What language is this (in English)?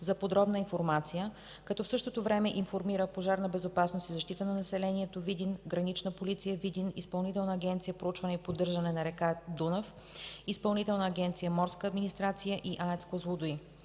Bulgarian